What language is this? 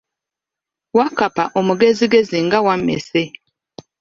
Ganda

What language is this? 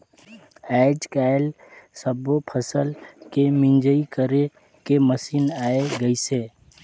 Chhattisgarhi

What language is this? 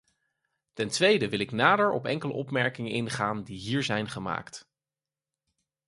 Dutch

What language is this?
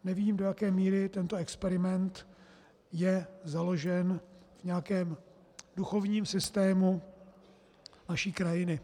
Czech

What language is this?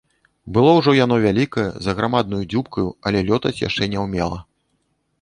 Belarusian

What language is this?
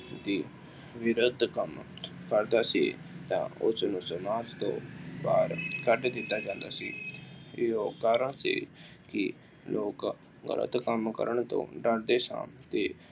Punjabi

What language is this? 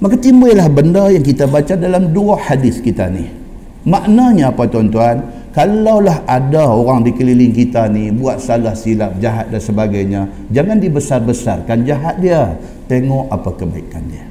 Malay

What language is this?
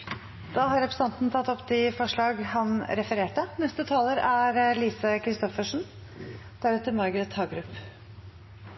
Norwegian Bokmål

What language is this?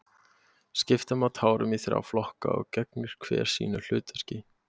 Icelandic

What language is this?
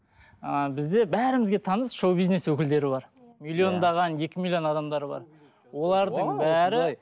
Kazakh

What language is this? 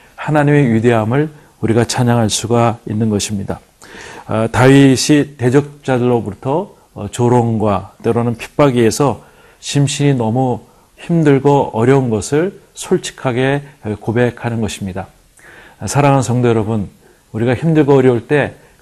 Korean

